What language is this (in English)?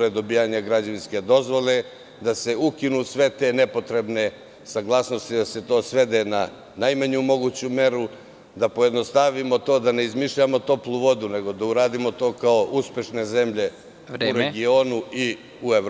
Serbian